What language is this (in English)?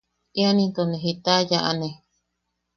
Yaqui